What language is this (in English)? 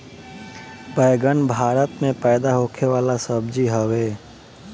Bhojpuri